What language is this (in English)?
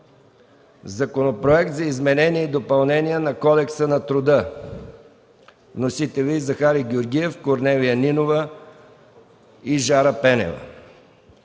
Bulgarian